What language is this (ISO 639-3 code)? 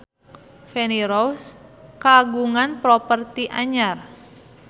sun